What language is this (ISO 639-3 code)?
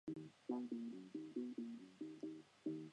zho